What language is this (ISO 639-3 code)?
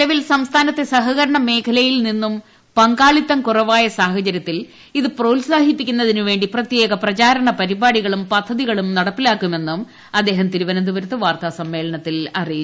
mal